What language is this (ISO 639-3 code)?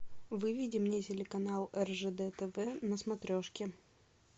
rus